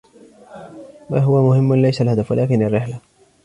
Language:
Arabic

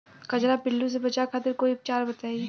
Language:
Bhojpuri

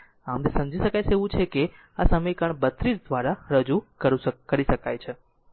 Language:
Gujarati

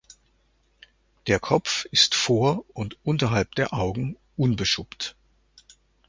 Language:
German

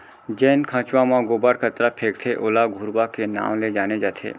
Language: Chhattisgarhi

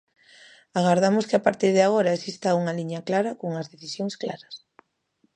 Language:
Galician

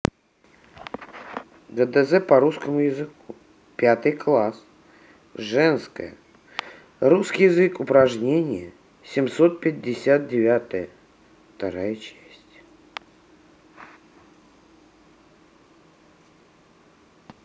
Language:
Russian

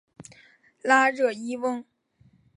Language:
Chinese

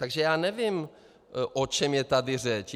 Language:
Czech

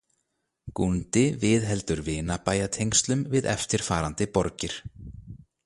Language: Icelandic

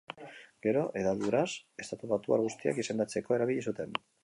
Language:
Basque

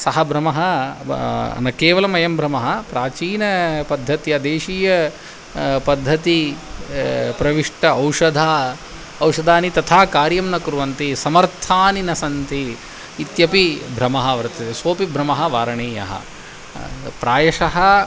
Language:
Sanskrit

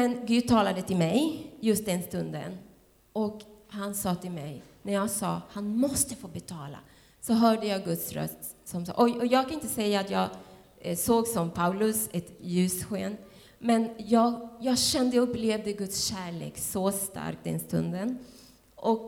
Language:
Swedish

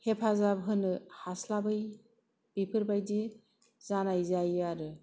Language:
Bodo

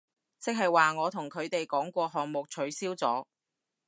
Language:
Cantonese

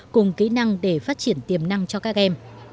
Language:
Vietnamese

